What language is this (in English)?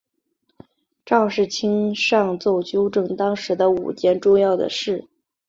Chinese